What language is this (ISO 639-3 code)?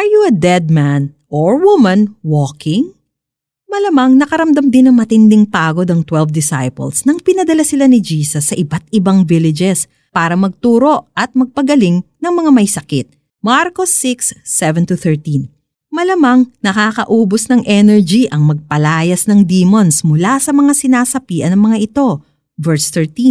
fil